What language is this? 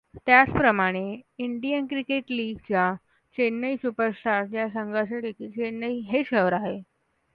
Marathi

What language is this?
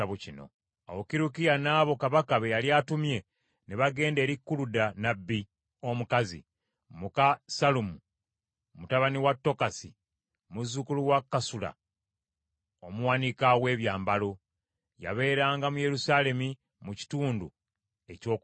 Ganda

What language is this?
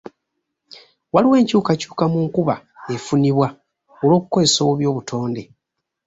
Ganda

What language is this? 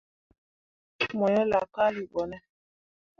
Mundang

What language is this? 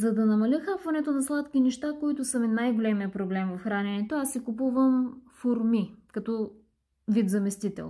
Bulgarian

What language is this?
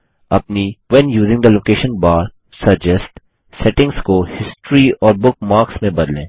Hindi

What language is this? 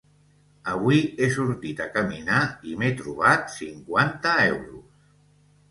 Catalan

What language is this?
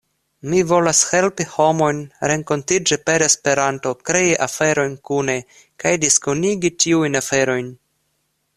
Esperanto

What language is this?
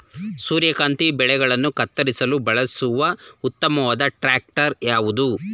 Kannada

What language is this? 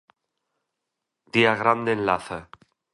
Galician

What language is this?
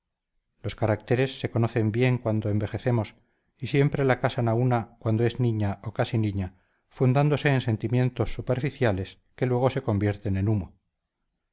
Spanish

